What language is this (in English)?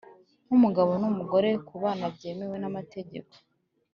Kinyarwanda